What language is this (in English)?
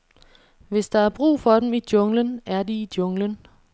Danish